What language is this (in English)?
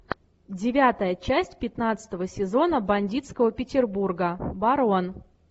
Russian